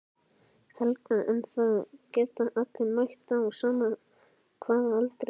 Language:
Icelandic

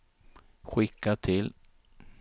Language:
Swedish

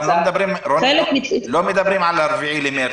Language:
Hebrew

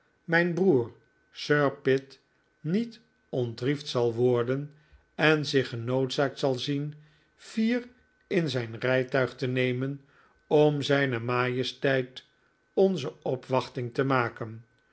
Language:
Dutch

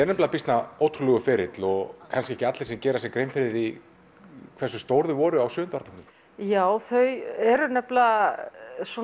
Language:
Icelandic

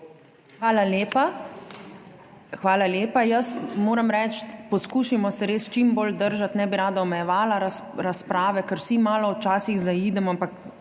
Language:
Slovenian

